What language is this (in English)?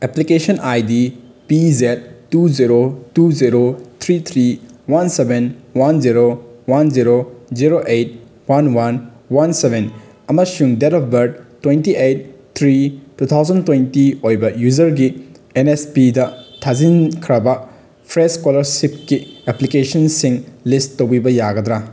Manipuri